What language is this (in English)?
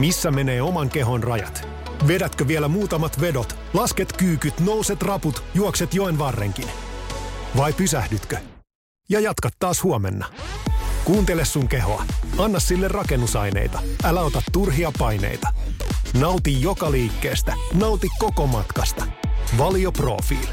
Finnish